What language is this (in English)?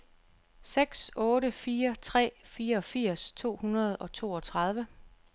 Danish